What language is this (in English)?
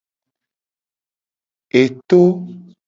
Gen